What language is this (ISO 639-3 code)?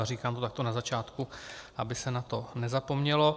ces